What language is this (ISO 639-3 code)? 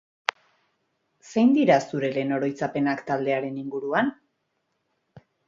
eus